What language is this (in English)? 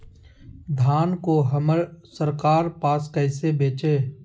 Magahi